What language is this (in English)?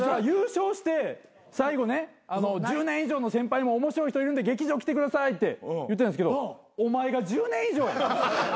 Japanese